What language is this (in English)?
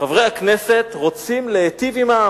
Hebrew